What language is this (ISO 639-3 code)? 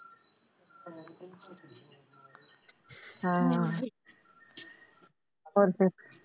pan